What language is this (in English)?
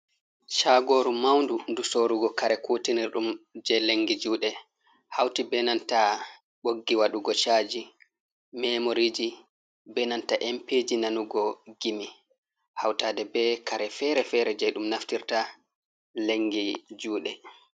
Fula